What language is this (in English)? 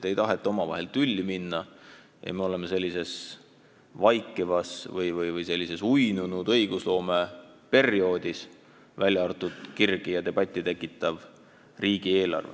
Estonian